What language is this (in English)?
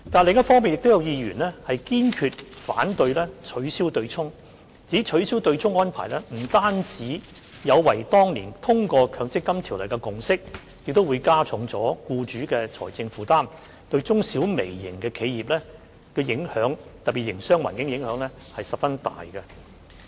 Cantonese